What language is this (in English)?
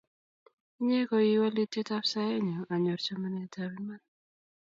Kalenjin